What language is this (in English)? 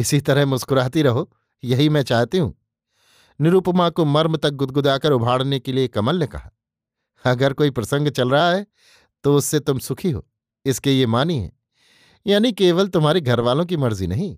Hindi